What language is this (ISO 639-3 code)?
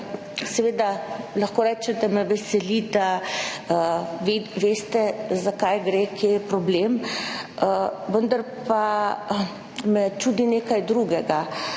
slv